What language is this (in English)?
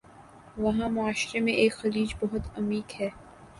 Urdu